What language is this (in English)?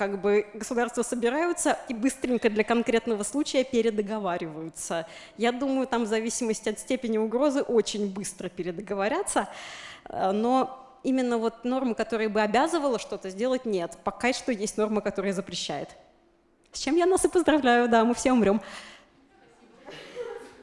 Russian